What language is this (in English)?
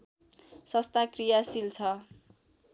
Nepali